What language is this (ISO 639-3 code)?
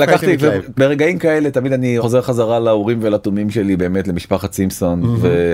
heb